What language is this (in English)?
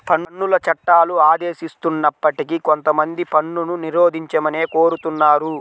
Telugu